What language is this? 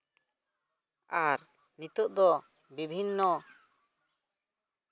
Santali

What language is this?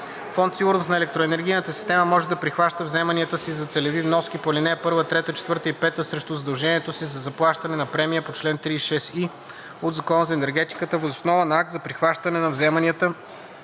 Bulgarian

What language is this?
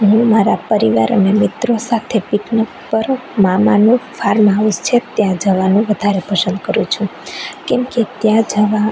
Gujarati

